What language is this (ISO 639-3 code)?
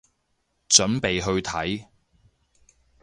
yue